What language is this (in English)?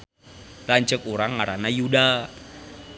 Sundanese